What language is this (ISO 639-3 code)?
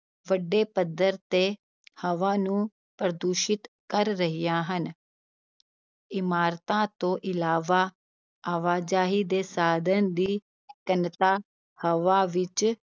pan